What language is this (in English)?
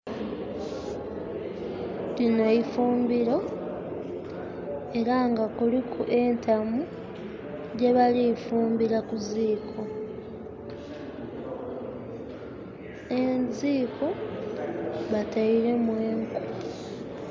Soga